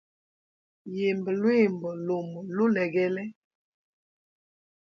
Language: Hemba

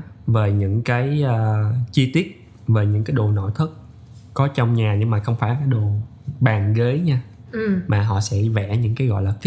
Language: Vietnamese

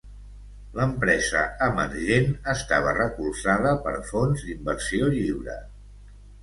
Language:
Catalan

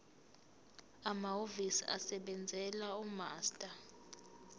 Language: Zulu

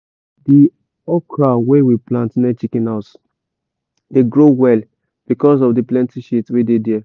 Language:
Nigerian Pidgin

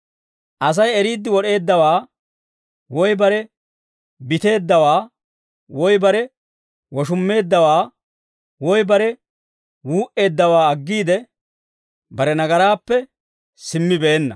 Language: Dawro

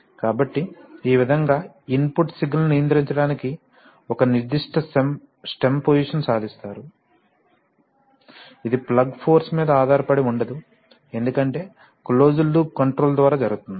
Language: Telugu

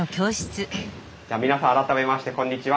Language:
Japanese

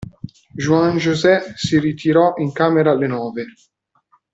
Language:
Italian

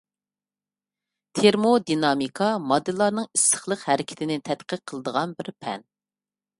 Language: Uyghur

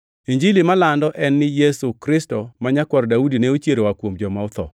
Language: Luo (Kenya and Tanzania)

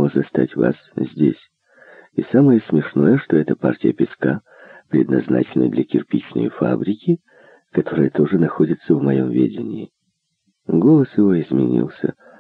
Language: Russian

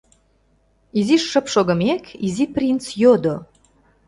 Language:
Mari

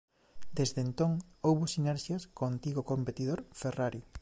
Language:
Galician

